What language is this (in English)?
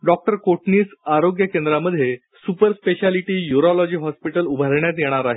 Marathi